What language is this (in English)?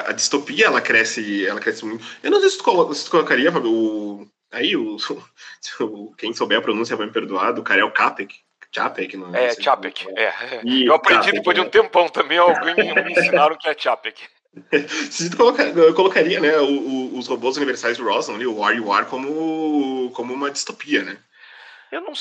Portuguese